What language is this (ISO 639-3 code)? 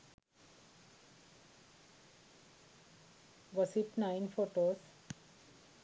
sin